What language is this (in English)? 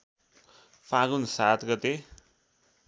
Nepali